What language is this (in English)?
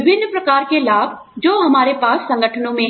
Hindi